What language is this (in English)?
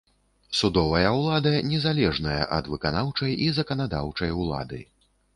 Belarusian